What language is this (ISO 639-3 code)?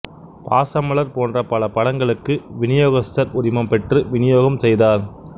tam